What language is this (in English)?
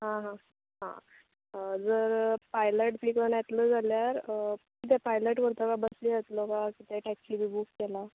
Konkani